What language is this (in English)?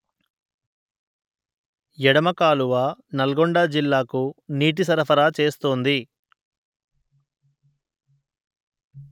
Telugu